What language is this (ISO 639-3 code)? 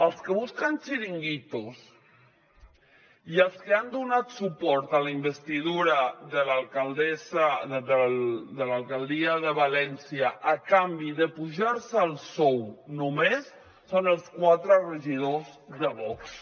cat